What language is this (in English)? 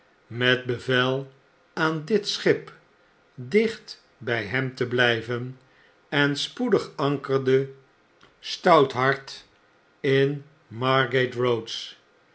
Dutch